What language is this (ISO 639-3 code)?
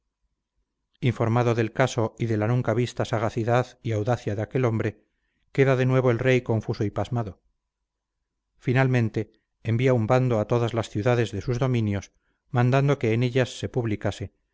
spa